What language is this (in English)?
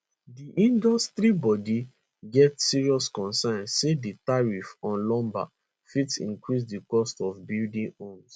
Nigerian Pidgin